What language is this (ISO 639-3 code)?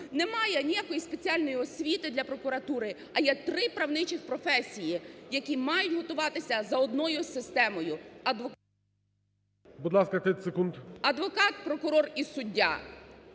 ukr